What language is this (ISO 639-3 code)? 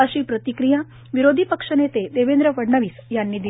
mar